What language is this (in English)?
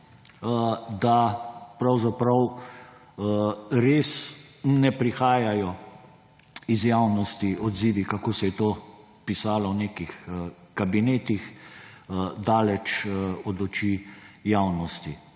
Slovenian